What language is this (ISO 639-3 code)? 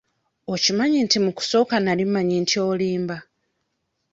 lug